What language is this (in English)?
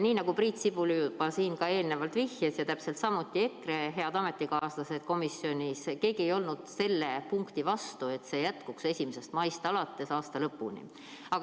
Estonian